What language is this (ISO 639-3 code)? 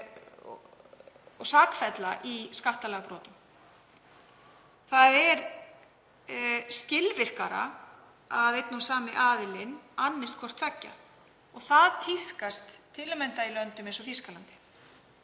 isl